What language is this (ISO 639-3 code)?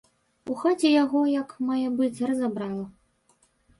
bel